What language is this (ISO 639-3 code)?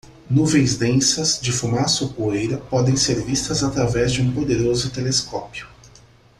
por